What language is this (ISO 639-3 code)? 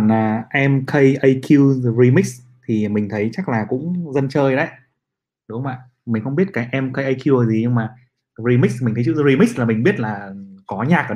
vie